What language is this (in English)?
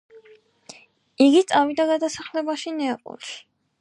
Georgian